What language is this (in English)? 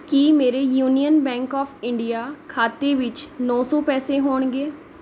Punjabi